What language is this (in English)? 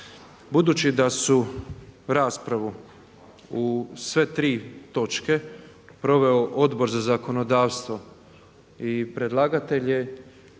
Croatian